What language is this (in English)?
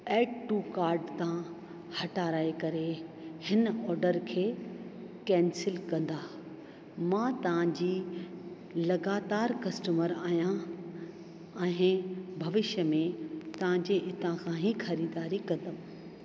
Sindhi